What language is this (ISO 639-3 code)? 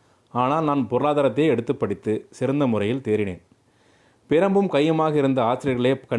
tam